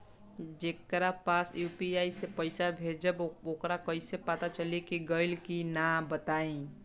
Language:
Bhojpuri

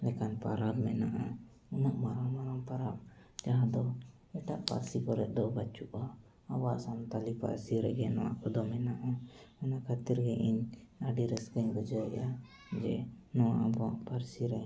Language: Santali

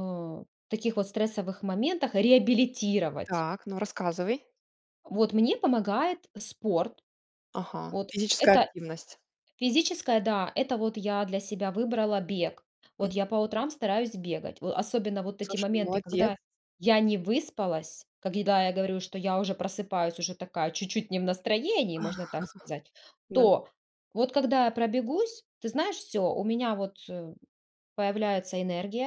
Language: Russian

